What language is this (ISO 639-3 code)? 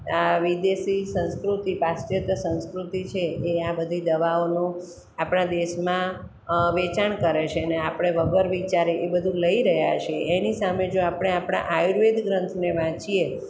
guj